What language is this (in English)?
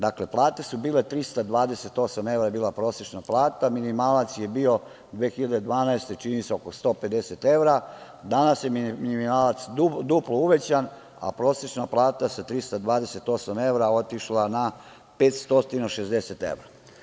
Serbian